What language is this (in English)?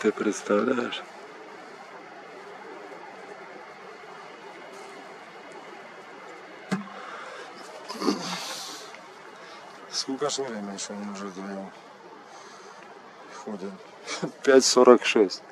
Russian